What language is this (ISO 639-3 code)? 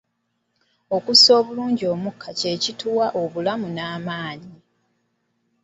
lug